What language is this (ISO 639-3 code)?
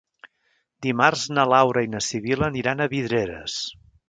cat